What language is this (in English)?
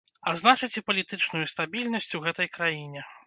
Belarusian